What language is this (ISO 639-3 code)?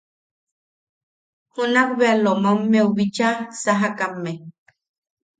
yaq